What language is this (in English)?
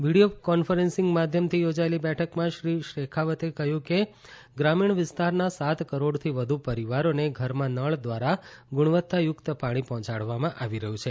Gujarati